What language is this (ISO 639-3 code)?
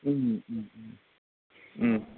brx